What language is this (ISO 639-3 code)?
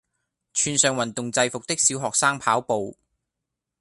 yue